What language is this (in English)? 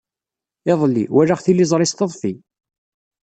Kabyle